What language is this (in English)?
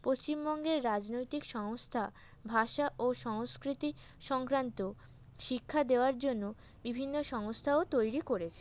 Bangla